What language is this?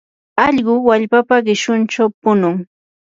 Yanahuanca Pasco Quechua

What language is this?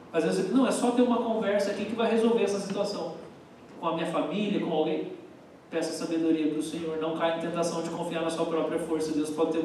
Portuguese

